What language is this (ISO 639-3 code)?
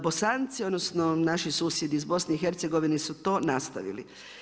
hrv